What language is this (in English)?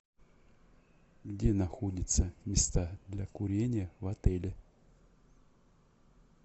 Russian